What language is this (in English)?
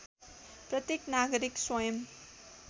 Nepali